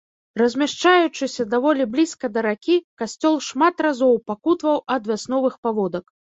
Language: Belarusian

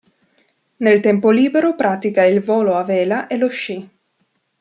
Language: Italian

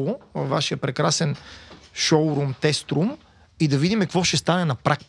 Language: Bulgarian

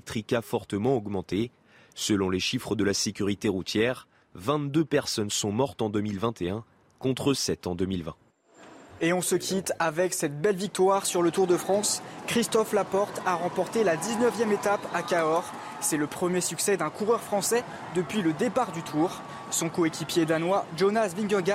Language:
French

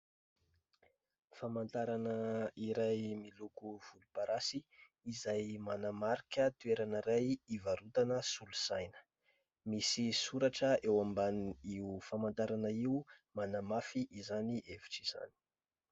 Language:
Malagasy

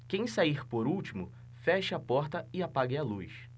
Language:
Portuguese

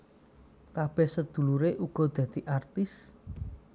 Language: Javanese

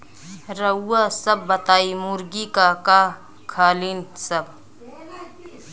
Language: Bhojpuri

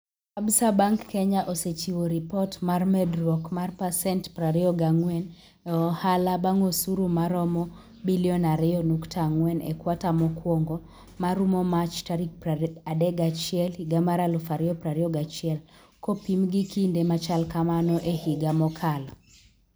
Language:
Luo (Kenya and Tanzania)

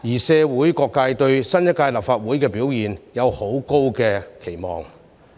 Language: Cantonese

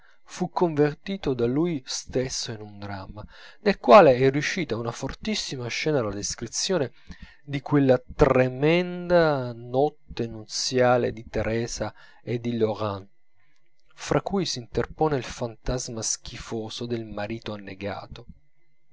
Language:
Italian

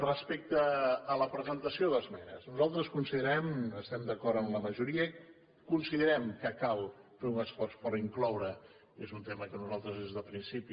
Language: Catalan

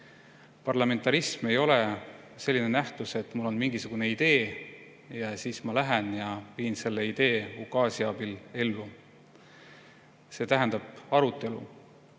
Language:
Estonian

